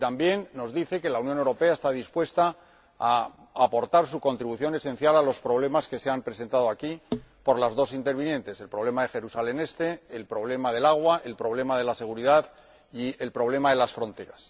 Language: Spanish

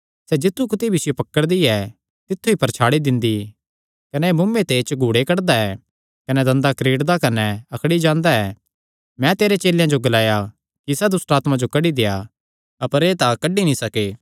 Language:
Kangri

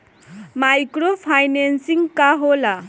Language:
Bhojpuri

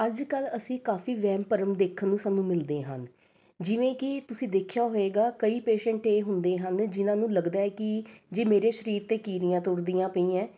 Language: Punjabi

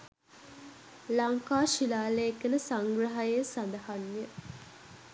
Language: Sinhala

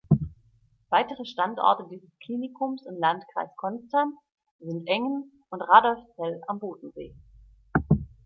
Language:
German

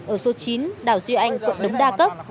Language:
Vietnamese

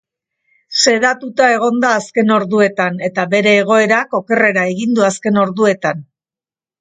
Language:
Basque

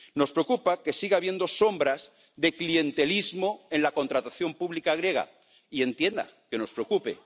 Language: Spanish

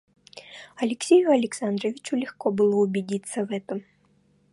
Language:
Russian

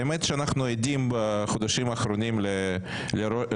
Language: Hebrew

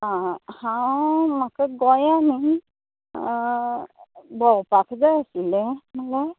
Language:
Konkani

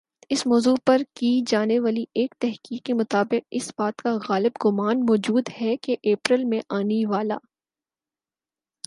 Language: Urdu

